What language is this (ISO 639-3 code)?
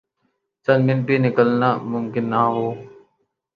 urd